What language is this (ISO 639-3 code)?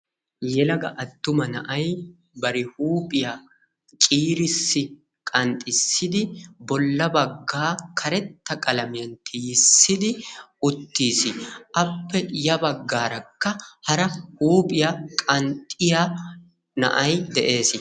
wal